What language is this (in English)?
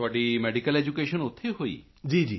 Punjabi